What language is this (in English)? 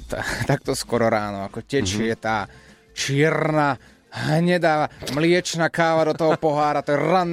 Slovak